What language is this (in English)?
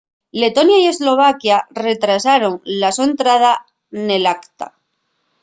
Asturian